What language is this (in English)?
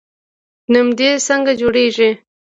Pashto